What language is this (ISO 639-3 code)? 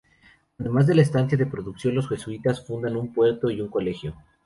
spa